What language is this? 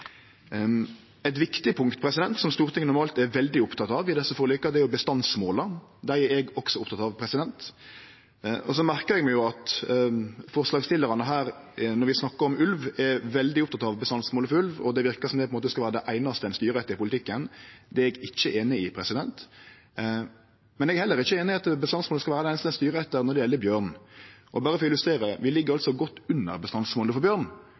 Norwegian Nynorsk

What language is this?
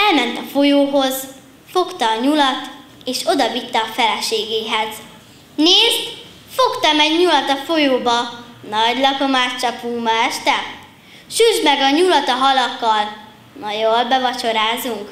Hungarian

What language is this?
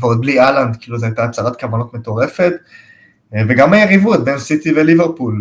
Hebrew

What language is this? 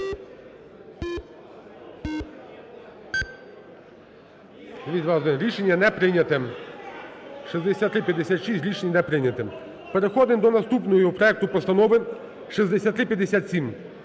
Ukrainian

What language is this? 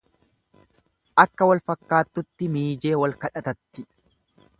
Oromo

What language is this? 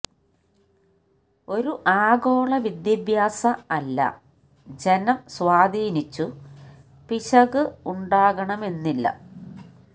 Malayalam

